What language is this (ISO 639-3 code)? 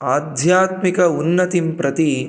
san